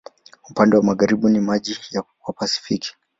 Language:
Swahili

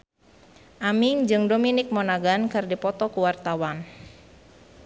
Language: Sundanese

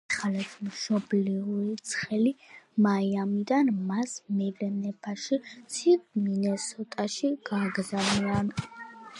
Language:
Georgian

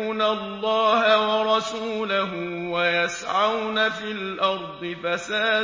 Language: Arabic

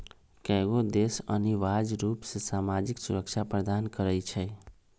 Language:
Magahi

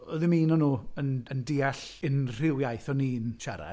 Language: Welsh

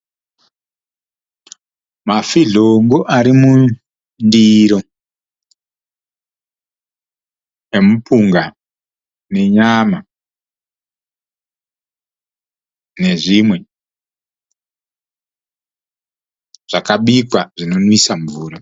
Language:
Shona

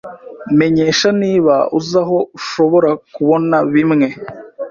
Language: Kinyarwanda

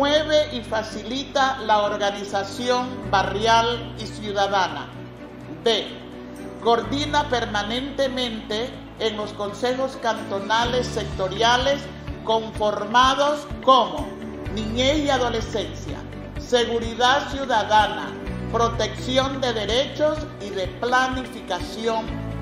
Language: Spanish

